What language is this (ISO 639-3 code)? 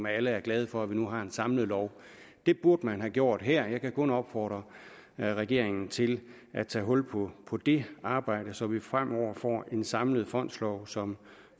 dan